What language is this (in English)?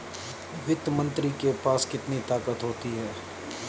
Hindi